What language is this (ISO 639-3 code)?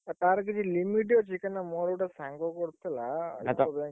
ori